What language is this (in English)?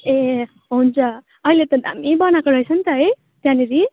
Nepali